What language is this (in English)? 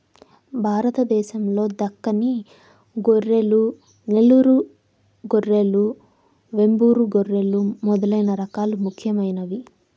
Telugu